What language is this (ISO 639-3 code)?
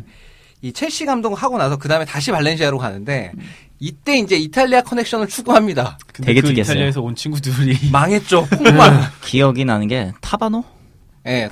kor